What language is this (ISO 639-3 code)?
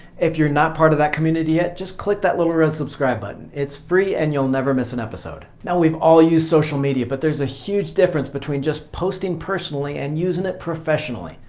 eng